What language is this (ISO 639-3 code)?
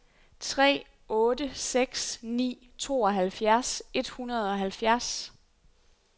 dan